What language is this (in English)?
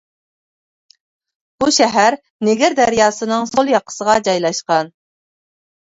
Uyghur